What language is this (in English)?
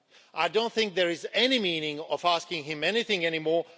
English